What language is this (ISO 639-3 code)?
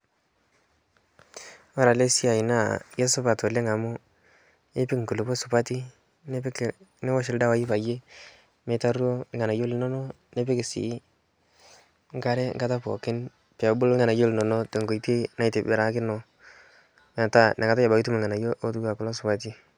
mas